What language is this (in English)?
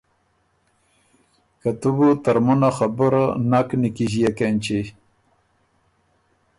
Ormuri